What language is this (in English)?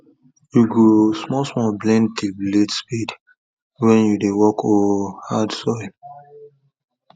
Nigerian Pidgin